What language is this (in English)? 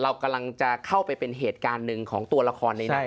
Thai